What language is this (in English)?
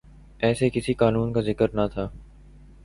Urdu